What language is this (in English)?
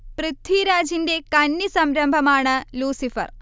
Malayalam